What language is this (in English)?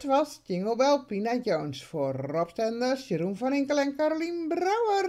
Dutch